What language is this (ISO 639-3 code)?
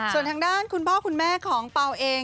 tha